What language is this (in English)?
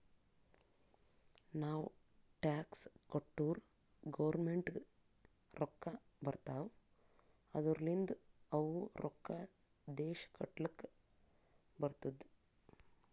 Kannada